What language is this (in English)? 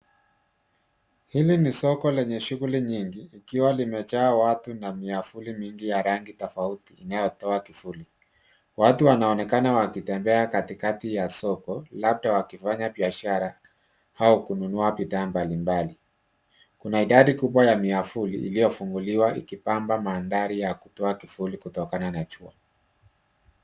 Swahili